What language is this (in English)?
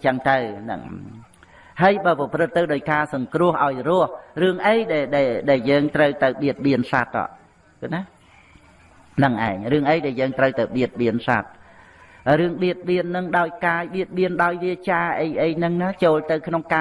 Vietnamese